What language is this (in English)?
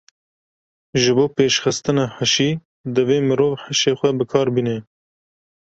Kurdish